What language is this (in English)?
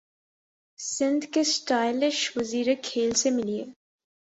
Urdu